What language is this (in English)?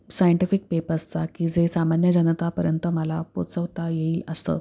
Marathi